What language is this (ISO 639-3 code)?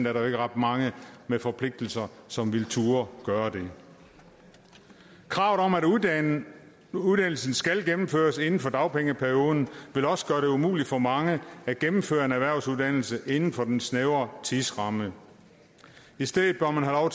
dan